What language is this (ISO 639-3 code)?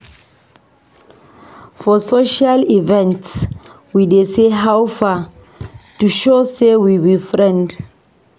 pcm